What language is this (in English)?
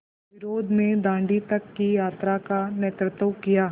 Hindi